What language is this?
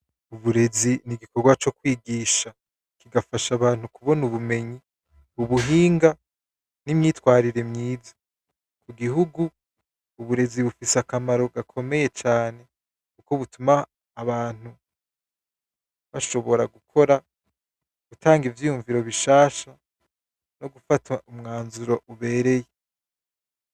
Rundi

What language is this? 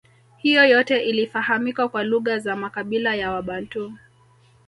Swahili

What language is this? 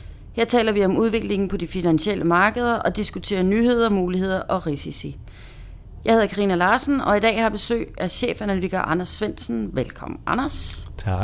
Danish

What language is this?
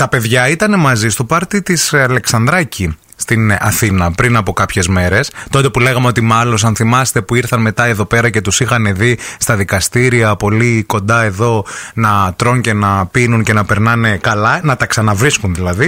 Greek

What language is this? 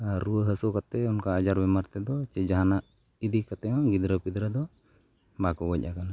Santali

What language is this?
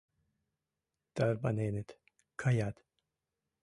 Mari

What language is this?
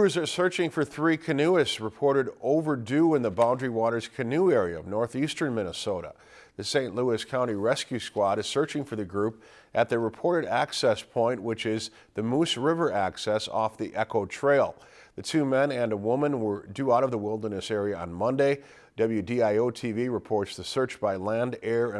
English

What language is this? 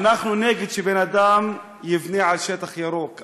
Hebrew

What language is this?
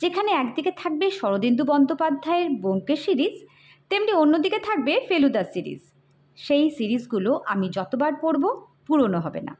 Bangla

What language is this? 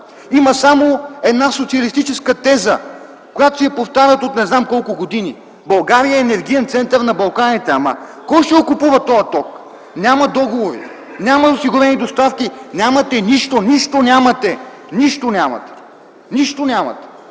Bulgarian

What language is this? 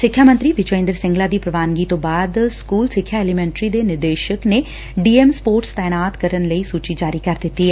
Punjabi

